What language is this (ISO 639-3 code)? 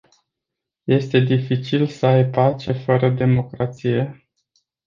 ron